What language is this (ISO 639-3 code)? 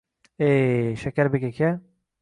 uzb